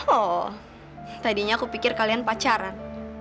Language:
Indonesian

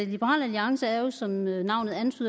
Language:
Danish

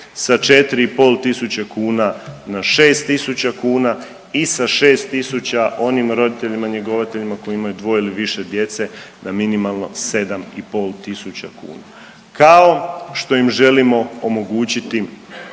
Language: Croatian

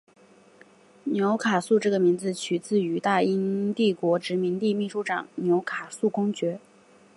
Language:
Chinese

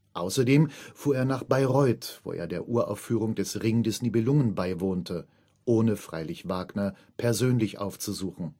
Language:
German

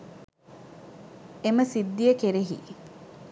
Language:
Sinhala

